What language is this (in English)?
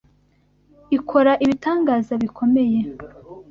Kinyarwanda